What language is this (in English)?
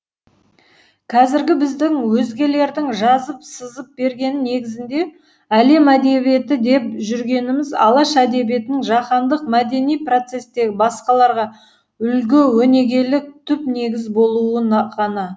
Kazakh